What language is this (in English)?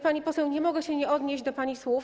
Polish